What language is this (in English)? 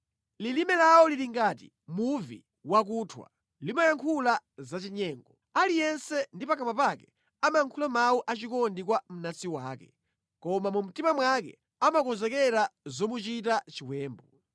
Nyanja